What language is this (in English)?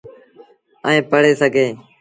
Sindhi Bhil